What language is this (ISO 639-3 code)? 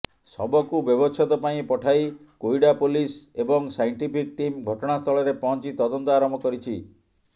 ori